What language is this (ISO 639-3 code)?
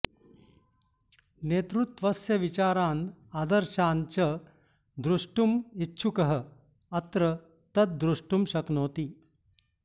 san